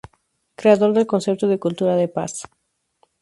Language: Spanish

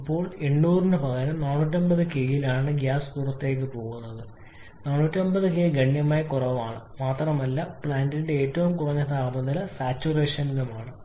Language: Malayalam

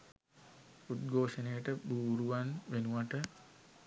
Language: Sinhala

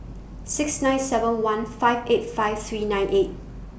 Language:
English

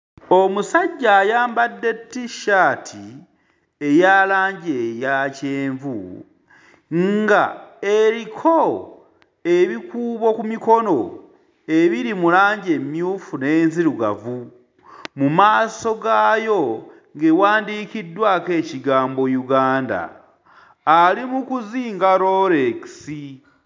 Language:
Ganda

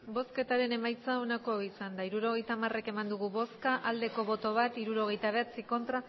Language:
Basque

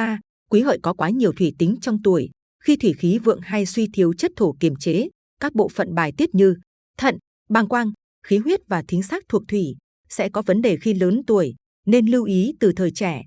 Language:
Vietnamese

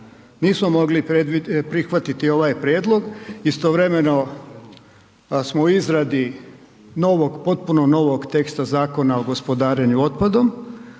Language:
Croatian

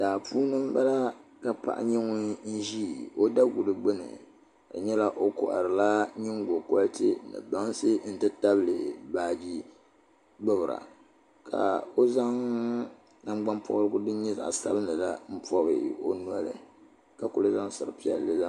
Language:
Dagbani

